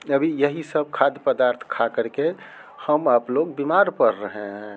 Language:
Hindi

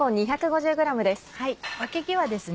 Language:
Japanese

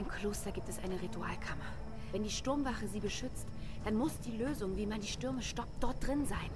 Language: German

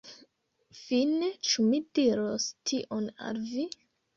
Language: Esperanto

